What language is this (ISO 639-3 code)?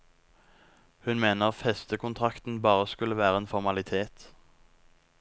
nor